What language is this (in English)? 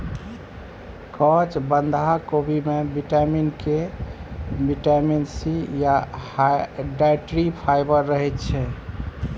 Maithili